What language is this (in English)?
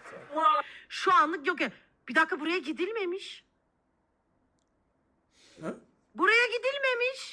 Turkish